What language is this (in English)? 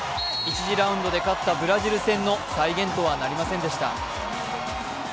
Japanese